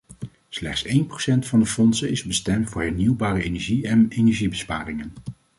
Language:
Dutch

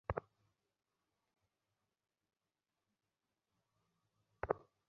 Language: Bangla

